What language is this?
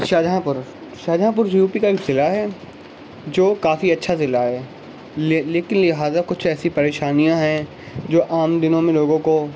Urdu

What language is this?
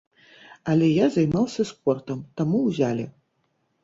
Belarusian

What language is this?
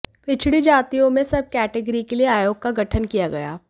Hindi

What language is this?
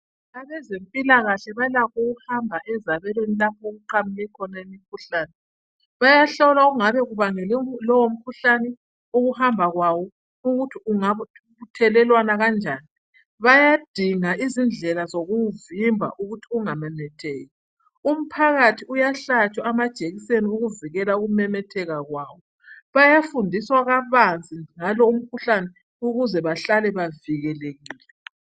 North Ndebele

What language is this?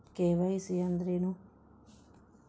Kannada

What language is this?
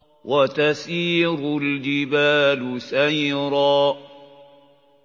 Arabic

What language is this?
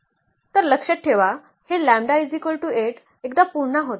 Marathi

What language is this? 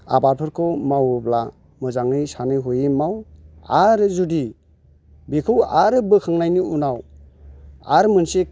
Bodo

